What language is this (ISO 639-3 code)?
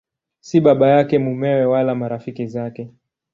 swa